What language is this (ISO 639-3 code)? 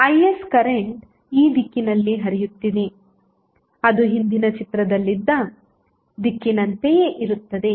kan